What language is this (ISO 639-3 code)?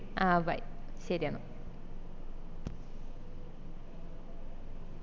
mal